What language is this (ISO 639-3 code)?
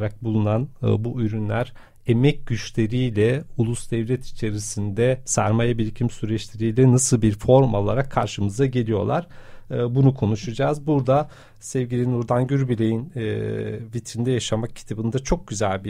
tur